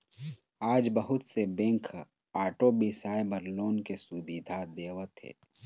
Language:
Chhattisgarhi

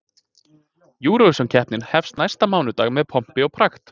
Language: Icelandic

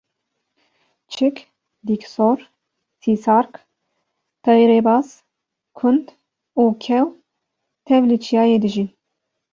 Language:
Kurdish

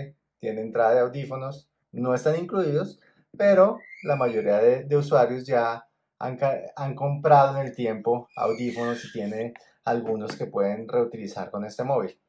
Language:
Spanish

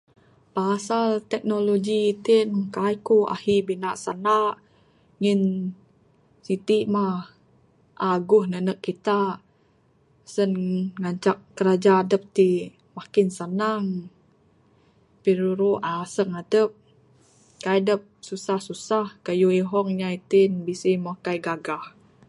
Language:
Bukar-Sadung Bidayuh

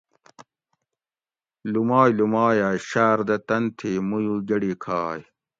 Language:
Gawri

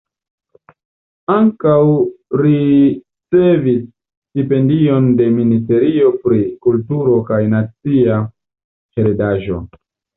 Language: Esperanto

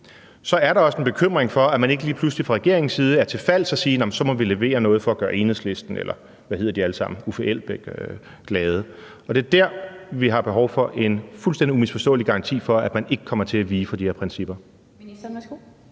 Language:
Danish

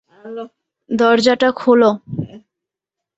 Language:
Bangla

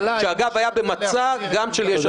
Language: Hebrew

